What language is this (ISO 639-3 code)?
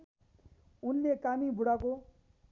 nep